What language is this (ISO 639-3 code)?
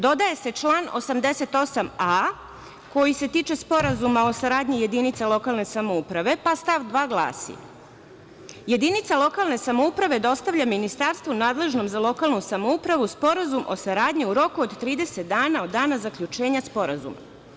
srp